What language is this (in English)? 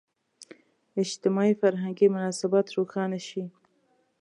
Pashto